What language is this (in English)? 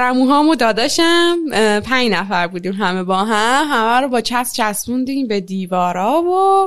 Persian